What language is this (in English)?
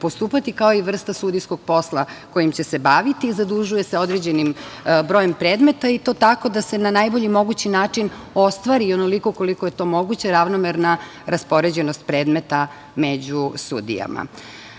Serbian